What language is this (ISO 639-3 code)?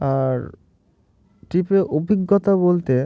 ben